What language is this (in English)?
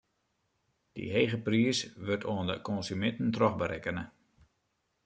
Western Frisian